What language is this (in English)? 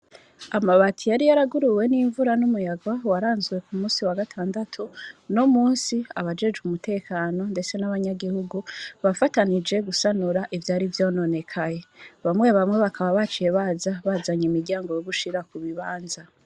Rundi